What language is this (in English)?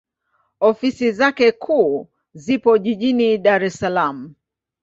Swahili